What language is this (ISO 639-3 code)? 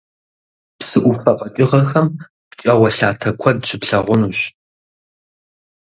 kbd